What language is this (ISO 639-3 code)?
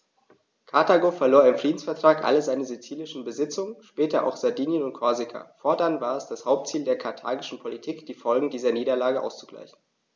deu